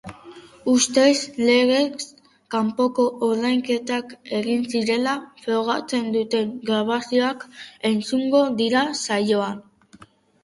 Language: Basque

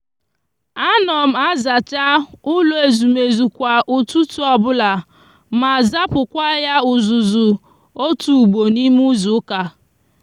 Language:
Igbo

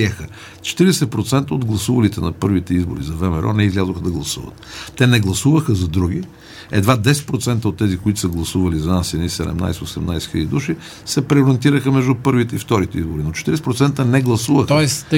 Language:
Bulgarian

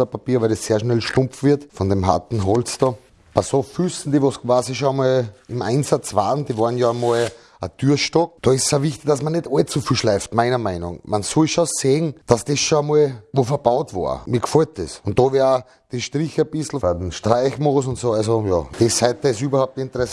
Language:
German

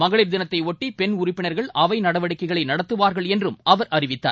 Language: Tamil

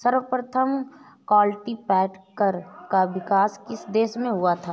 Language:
Hindi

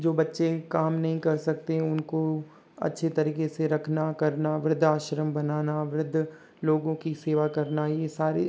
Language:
Hindi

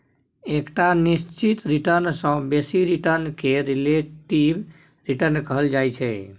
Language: Maithili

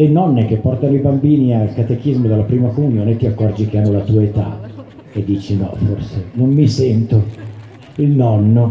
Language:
Italian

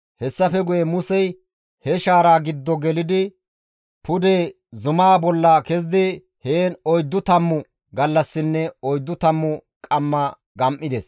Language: Gamo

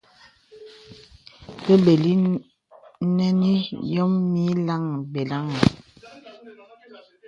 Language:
Bebele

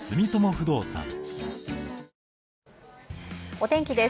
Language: Japanese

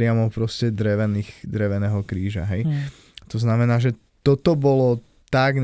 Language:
Slovak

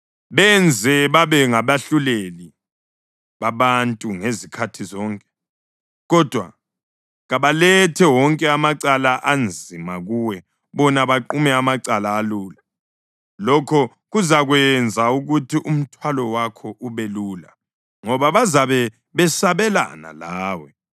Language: North Ndebele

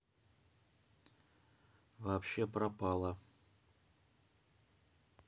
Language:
Russian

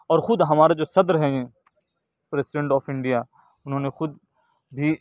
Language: Urdu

